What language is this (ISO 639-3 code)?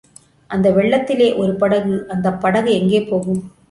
tam